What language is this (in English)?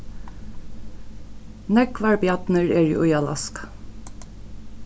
Faroese